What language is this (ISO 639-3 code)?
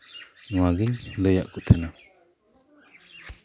sat